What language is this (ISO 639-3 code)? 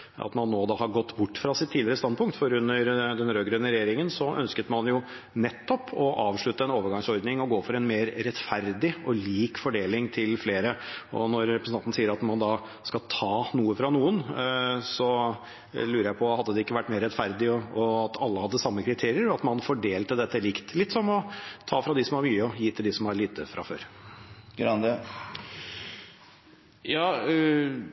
nob